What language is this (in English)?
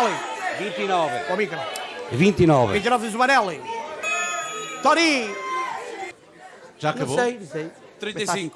Portuguese